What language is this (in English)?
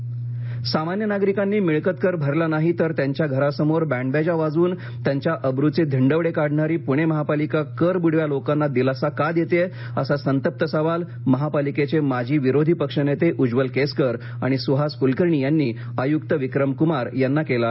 Marathi